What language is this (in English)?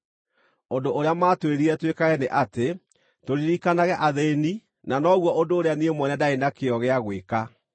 Kikuyu